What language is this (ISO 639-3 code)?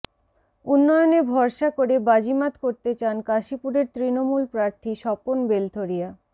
ben